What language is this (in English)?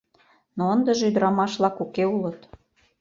Mari